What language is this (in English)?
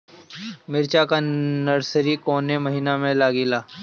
Bhojpuri